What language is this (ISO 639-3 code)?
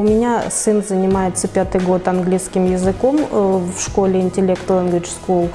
rus